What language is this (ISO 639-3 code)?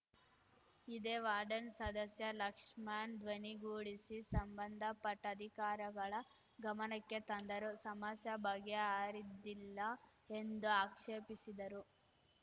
kan